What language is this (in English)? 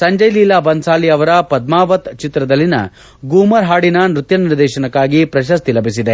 Kannada